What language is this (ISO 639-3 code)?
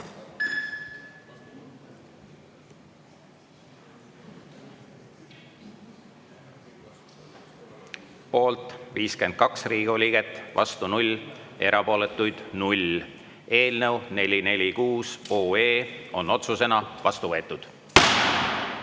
est